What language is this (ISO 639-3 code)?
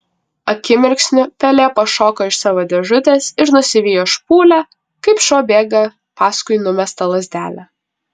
lit